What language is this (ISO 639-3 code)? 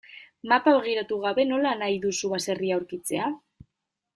eus